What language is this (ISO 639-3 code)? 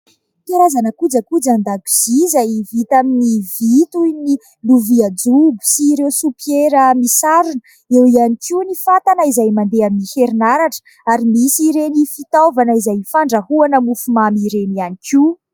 mlg